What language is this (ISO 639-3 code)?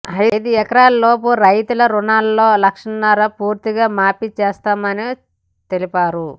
tel